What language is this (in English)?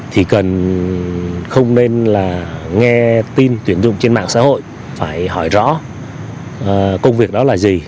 Vietnamese